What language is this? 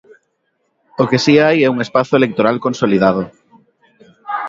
Galician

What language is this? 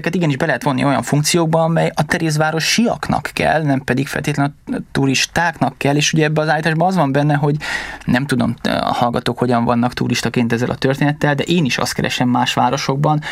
Hungarian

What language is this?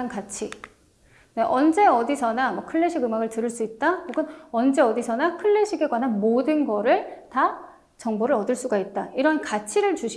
Korean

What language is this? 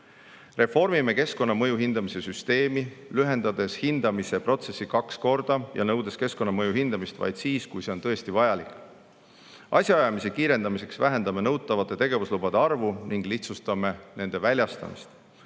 Estonian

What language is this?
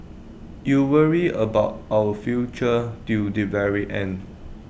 English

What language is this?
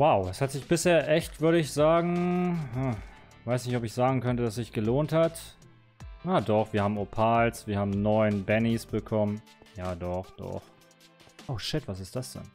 German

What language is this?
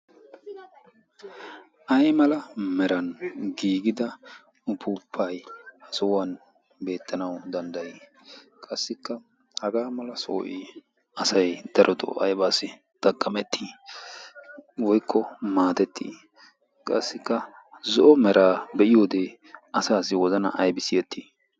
Wolaytta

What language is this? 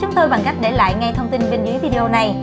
Vietnamese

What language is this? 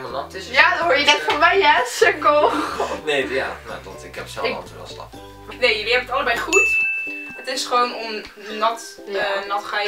Dutch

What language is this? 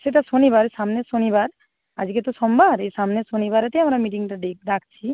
Bangla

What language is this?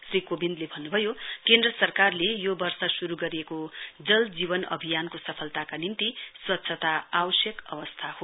Nepali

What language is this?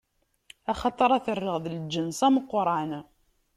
Kabyle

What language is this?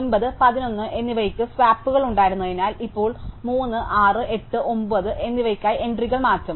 Malayalam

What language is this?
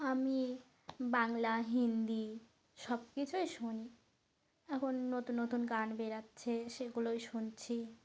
Bangla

